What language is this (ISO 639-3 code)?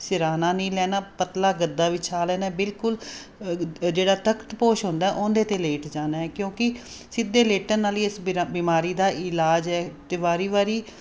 pan